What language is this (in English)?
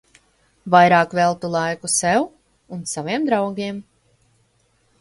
Latvian